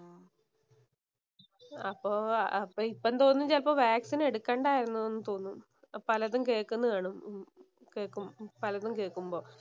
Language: Malayalam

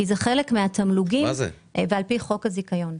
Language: Hebrew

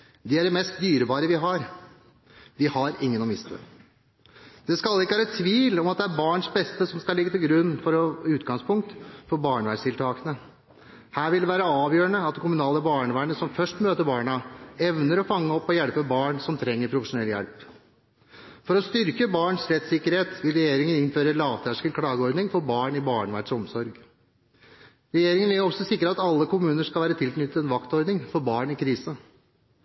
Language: Norwegian Bokmål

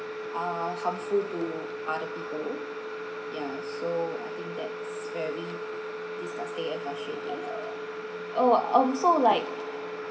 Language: English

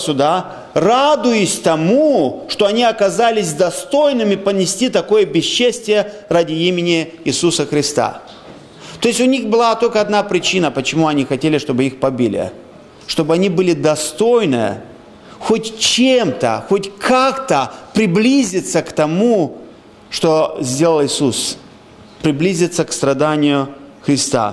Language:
Russian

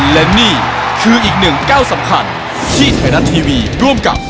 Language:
Thai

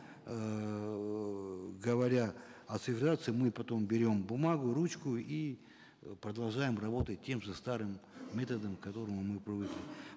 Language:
Kazakh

